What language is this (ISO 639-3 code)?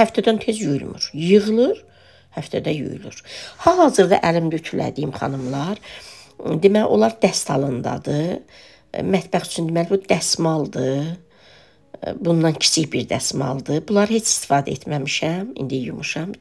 tur